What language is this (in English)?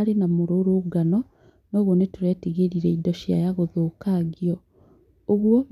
Kikuyu